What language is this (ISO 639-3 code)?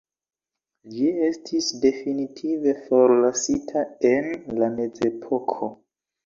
epo